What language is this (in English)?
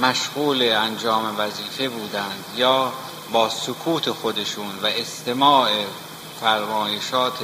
Persian